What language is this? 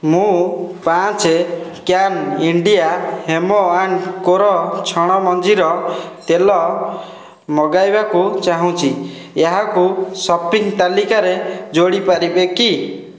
Odia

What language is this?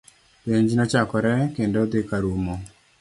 Luo (Kenya and Tanzania)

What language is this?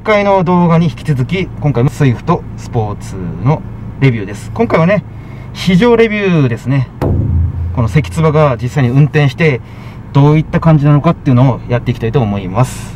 Japanese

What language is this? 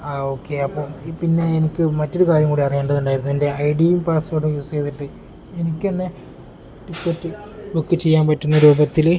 Malayalam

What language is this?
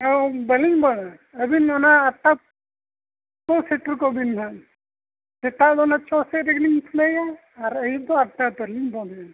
Santali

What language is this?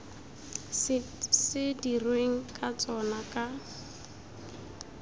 Tswana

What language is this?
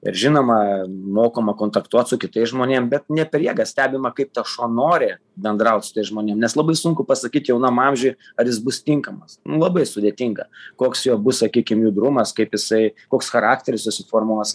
Lithuanian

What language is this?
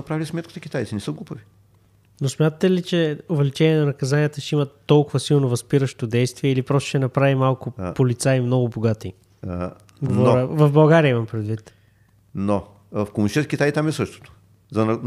Bulgarian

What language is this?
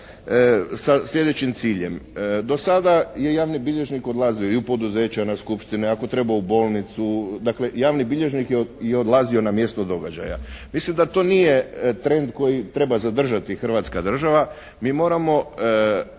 Croatian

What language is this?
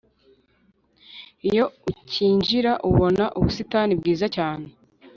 Kinyarwanda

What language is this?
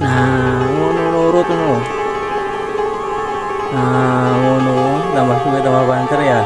Indonesian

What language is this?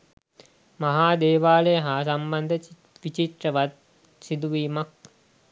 Sinhala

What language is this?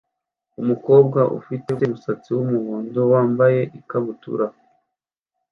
Kinyarwanda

